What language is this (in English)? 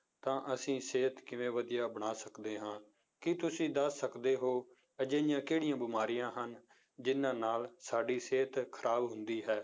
Punjabi